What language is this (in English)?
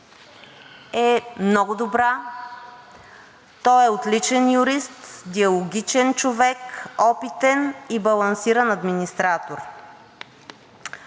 Bulgarian